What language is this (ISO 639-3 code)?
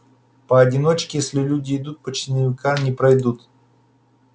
rus